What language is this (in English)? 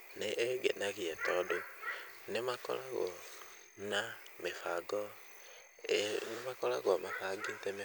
Kikuyu